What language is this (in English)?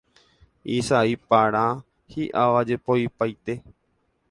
Guarani